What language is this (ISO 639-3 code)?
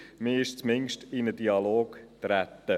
gsw